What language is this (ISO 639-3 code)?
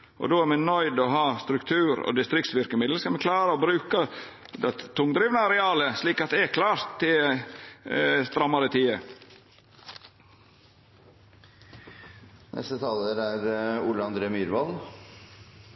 nno